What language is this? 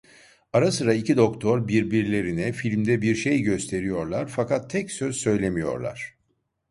Turkish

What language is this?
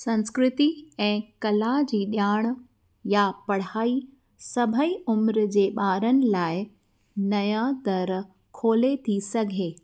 Sindhi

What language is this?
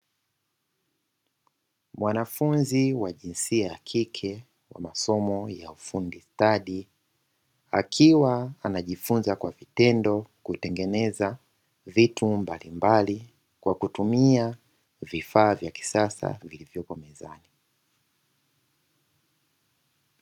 Swahili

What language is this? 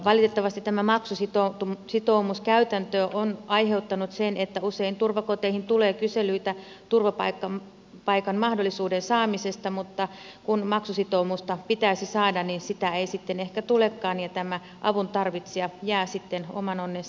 Finnish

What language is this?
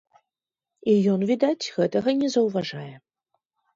Belarusian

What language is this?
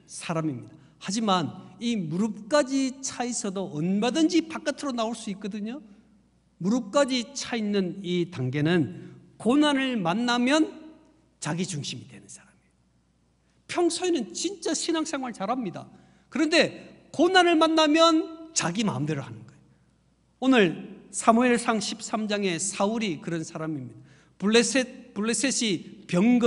Korean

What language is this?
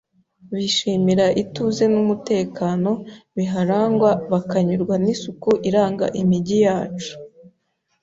Kinyarwanda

